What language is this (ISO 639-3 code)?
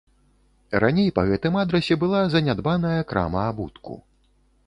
bel